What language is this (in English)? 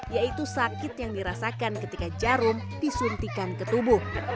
Indonesian